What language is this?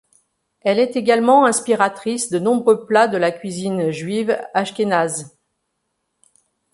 French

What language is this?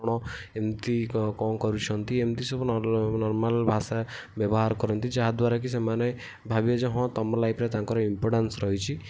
Odia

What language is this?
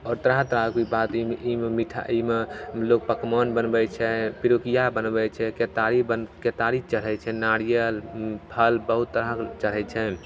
Maithili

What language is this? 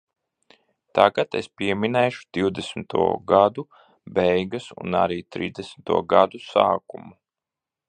Latvian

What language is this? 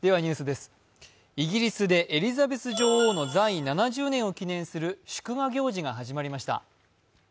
Japanese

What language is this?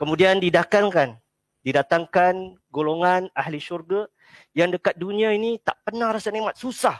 Malay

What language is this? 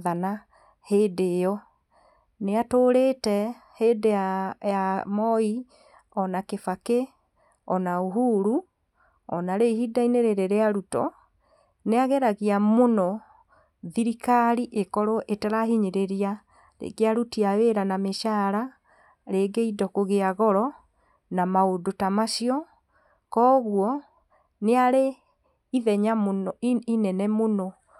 Kikuyu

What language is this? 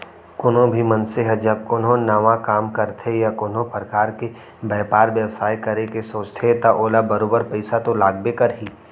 Chhattisgarhi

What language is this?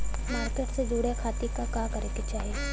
Bhojpuri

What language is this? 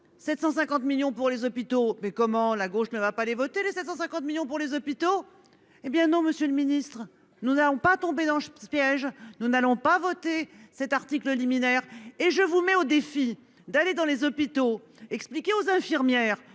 French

